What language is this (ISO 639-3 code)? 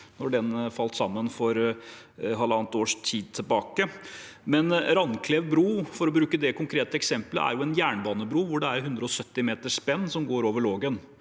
nor